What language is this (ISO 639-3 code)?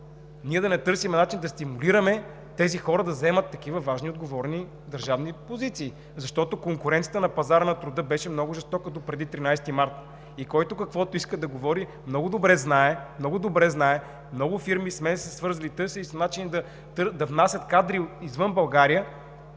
bul